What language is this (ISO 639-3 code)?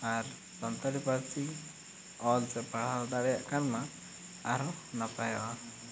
sat